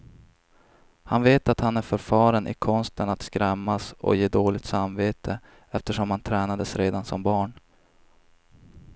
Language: Swedish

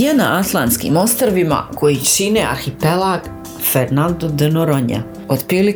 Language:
Croatian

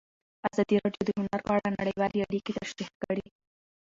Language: Pashto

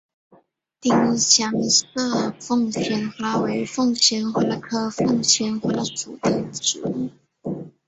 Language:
Chinese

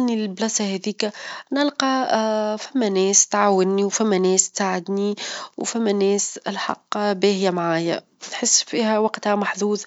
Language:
Tunisian Arabic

